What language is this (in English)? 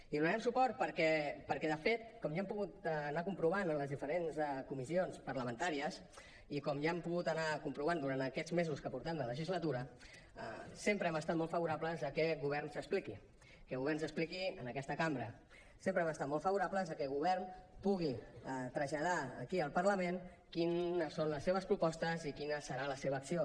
Catalan